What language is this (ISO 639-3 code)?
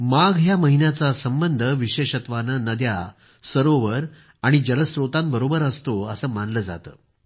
mar